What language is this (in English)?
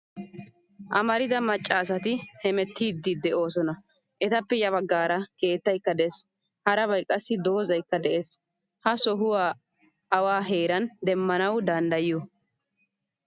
Wolaytta